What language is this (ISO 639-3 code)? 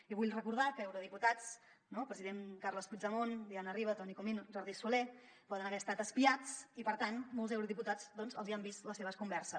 cat